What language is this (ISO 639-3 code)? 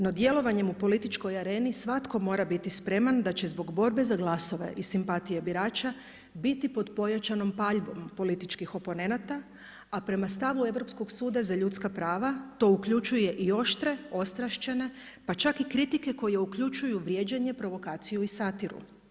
hrv